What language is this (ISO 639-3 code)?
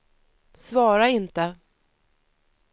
swe